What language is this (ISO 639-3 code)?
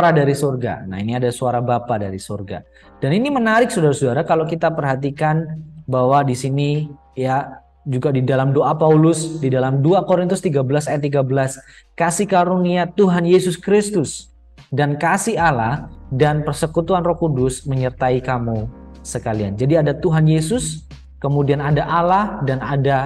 ind